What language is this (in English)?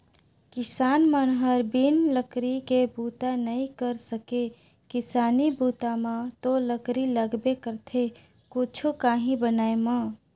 Chhattisgarhi